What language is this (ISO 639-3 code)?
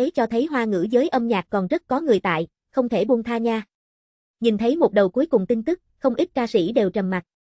vie